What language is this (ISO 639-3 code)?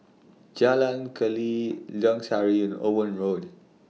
eng